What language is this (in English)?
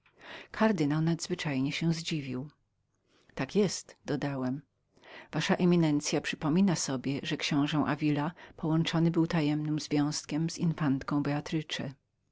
Polish